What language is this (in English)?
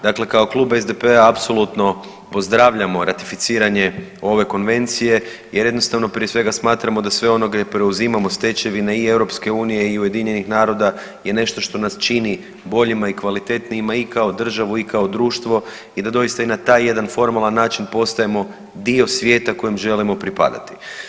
Croatian